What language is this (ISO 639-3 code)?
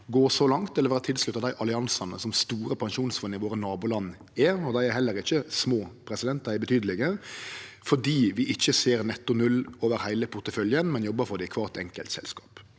nor